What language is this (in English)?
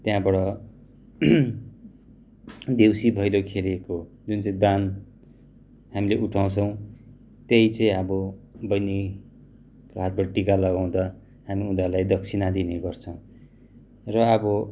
Nepali